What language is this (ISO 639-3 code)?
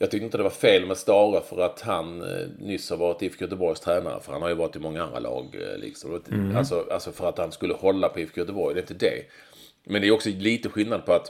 swe